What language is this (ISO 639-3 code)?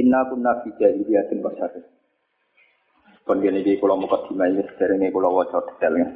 msa